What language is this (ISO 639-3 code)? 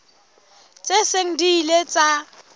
sot